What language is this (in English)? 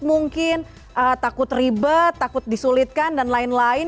Indonesian